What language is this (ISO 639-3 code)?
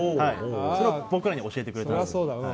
jpn